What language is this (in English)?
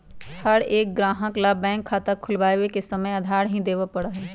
Magahi